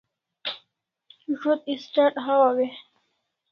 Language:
Kalasha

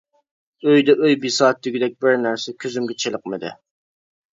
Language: Uyghur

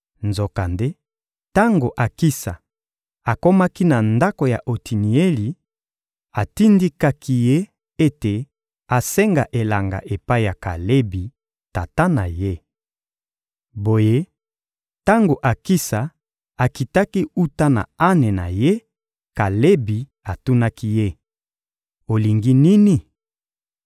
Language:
Lingala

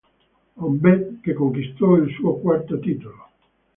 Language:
Italian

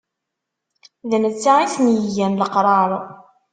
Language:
Kabyle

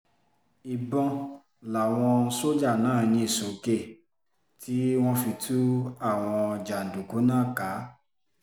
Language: Yoruba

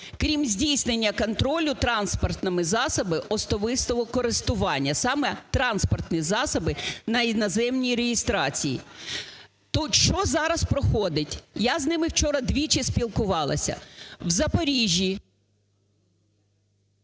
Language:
Ukrainian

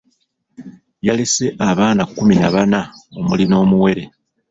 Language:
Ganda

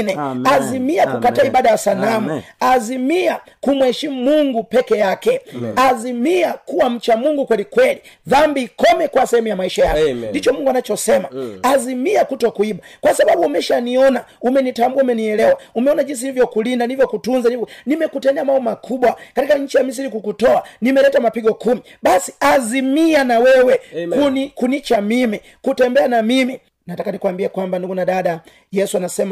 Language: Swahili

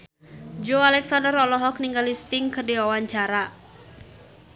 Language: Sundanese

